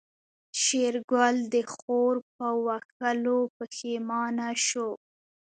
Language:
Pashto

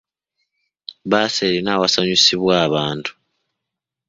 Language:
Ganda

